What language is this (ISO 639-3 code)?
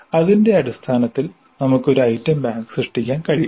mal